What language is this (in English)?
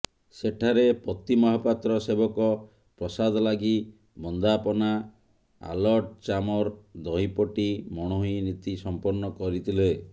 Odia